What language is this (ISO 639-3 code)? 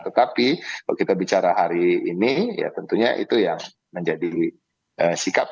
ind